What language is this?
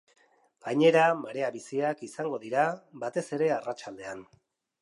Basque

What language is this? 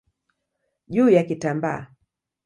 Swahili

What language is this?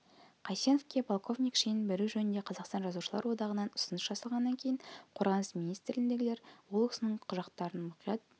Kazakh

